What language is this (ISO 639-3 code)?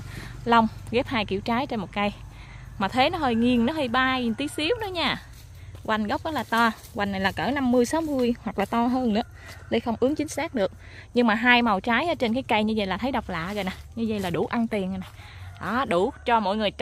vie